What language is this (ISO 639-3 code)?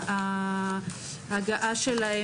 heb